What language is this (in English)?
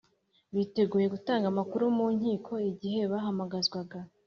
Kinyarwanda